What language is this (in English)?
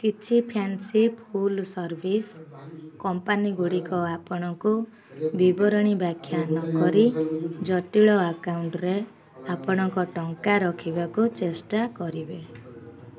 Odia